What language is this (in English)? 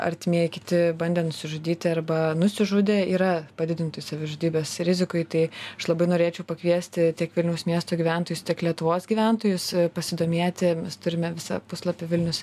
Lithuanian